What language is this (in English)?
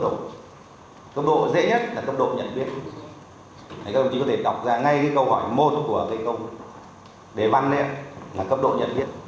Vietnamese